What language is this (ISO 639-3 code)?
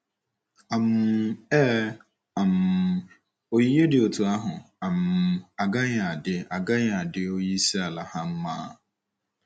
ibo